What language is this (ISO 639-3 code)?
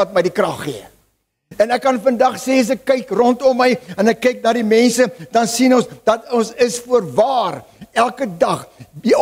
nld